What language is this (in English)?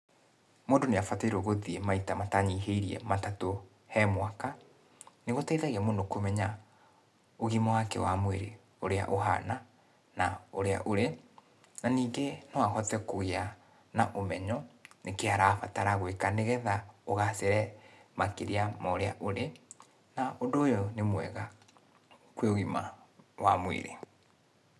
Kikuyu